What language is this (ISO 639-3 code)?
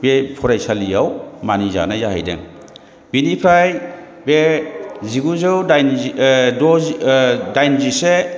brx